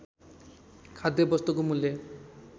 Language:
Nepali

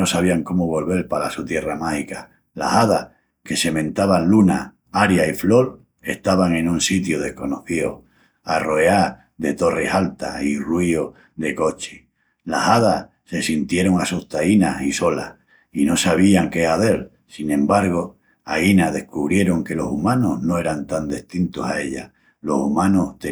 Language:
Extremaduran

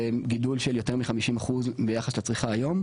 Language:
Hebrew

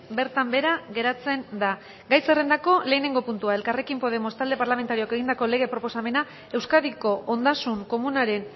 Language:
Basque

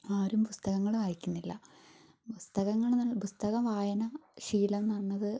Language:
Malayalam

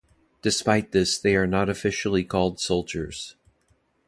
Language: English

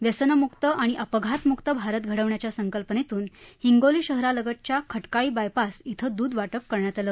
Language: Marathi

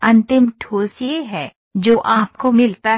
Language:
Hindi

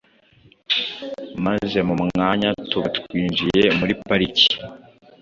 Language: Kinyarwanda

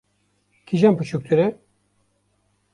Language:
Kurdish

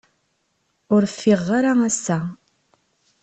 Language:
Kabyle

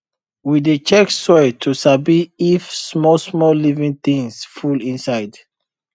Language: Nigerian Pidgin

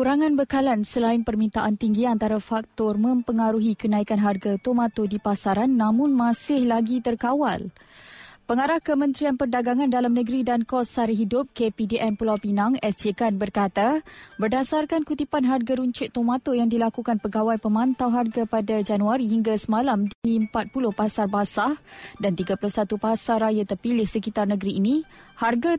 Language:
Malay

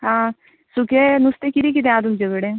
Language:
Konkani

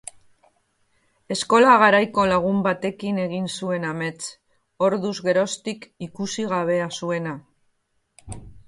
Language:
Basque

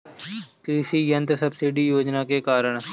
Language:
Bhojpuri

